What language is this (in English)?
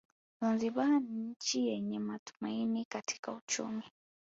Swahili